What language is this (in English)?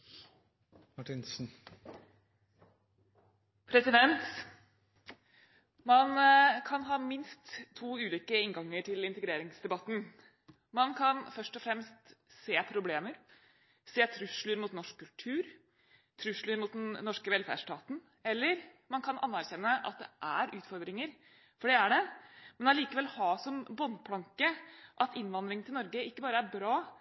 Norwegian Bokmål